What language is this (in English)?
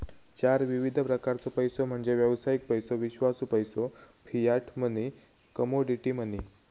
Marathi